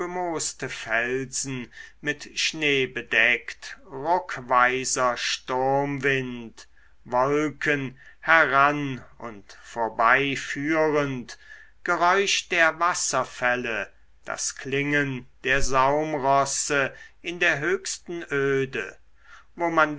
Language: German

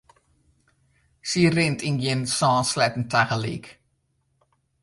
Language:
Western Frisian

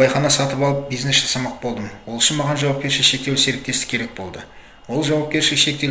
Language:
Kazakh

